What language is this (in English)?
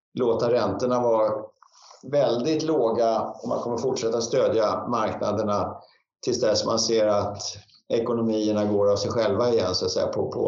Swedish